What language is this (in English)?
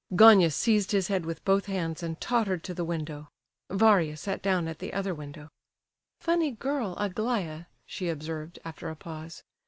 English